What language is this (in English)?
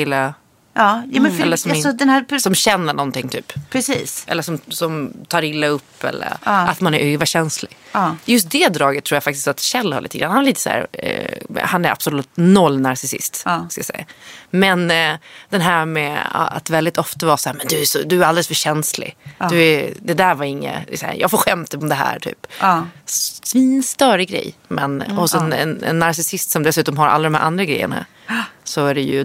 Swedish